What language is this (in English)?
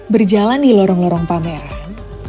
Indonesian